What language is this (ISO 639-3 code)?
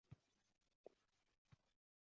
uzb